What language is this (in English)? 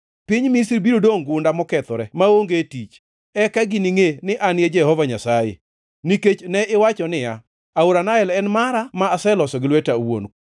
Luo (Kenya and Tanzania)